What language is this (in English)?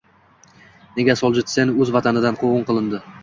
Uzbek